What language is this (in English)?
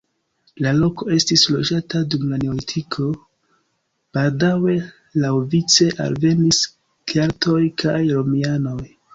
Esperanto